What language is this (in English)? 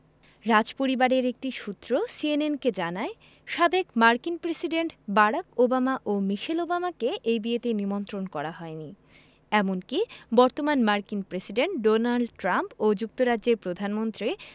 Bangla